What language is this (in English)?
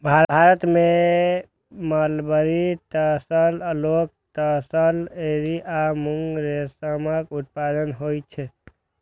Maithili